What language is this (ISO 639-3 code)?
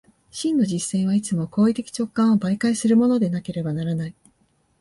jpn